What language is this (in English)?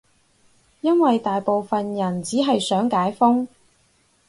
Cantonese